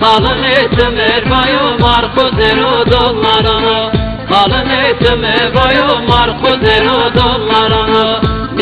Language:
Arabic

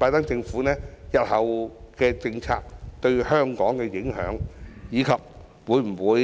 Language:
Cantonese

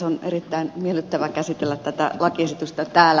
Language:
Finnish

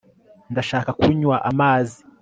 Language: Kinyarwanda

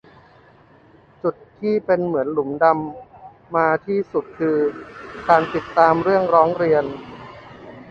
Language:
Thai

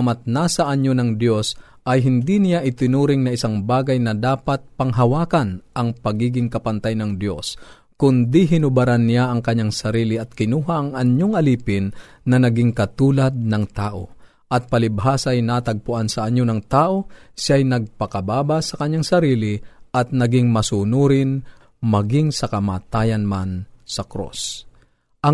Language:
Filipino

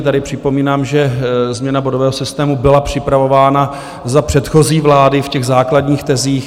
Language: Czech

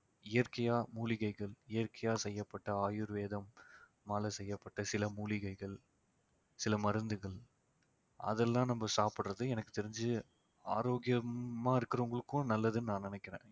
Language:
Tamil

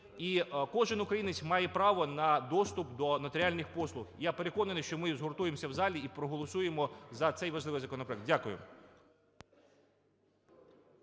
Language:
Ukrainian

